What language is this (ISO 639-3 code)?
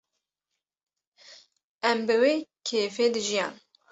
kur